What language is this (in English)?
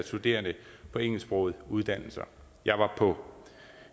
Danish